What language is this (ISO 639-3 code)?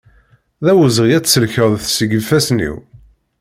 kab